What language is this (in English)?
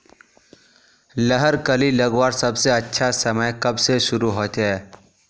Magahi